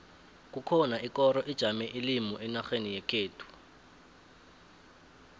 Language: South Ndebele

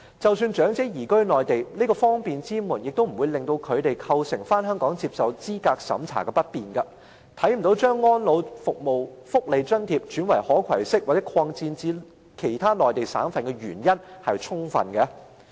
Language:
Cantonese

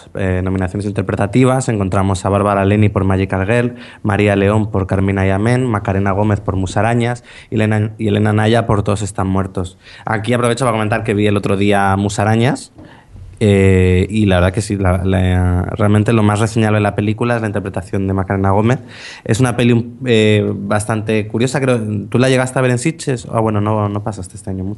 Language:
Spanish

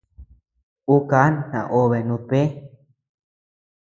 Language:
Tepeuxila Cuicatec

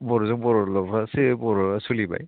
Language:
Bodo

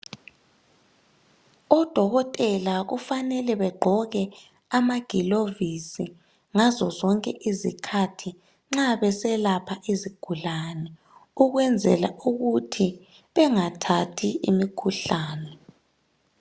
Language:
North Ndebele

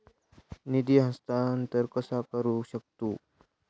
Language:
Marathi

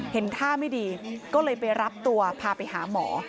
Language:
Thai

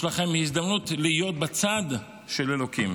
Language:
Hebrew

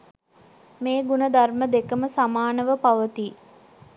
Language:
Sinhala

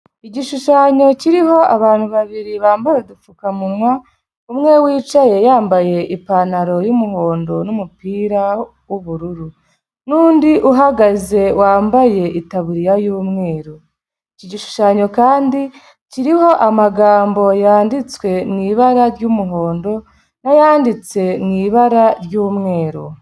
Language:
Kinyarwanda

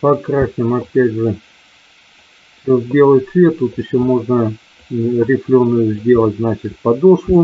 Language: Russian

